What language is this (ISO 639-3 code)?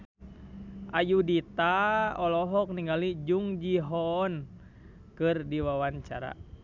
sun